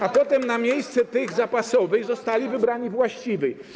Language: Polish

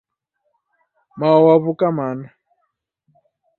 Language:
Taita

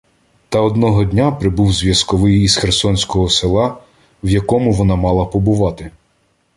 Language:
Ukrainian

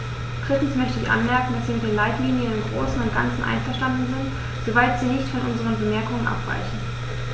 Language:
German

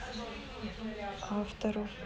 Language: Russian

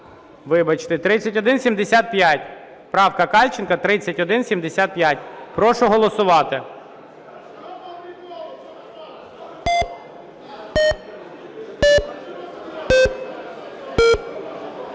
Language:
Ukrainian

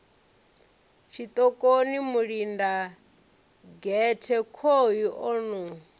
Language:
Venda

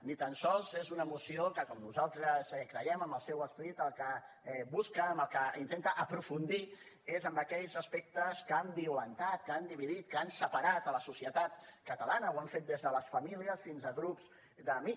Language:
Catalan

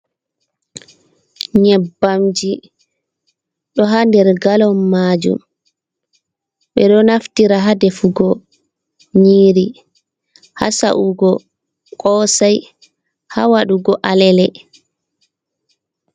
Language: Fula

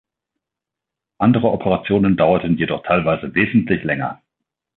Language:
German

